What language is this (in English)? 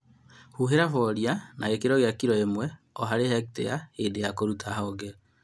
Kikuyu